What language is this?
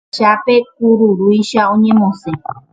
Guarani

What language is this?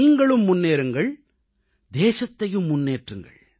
Tamil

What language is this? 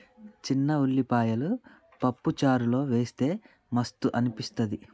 Telugu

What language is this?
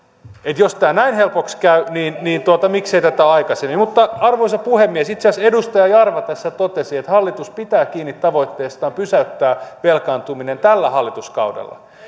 Finnish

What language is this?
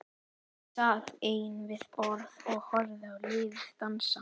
Icelandic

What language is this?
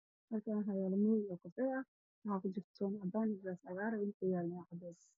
Somali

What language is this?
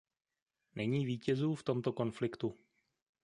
Czech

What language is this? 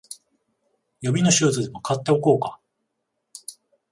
Japanese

